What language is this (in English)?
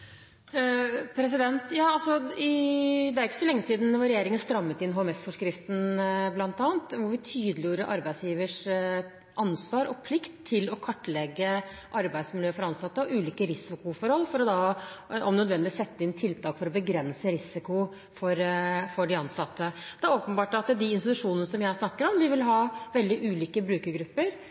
Norwegian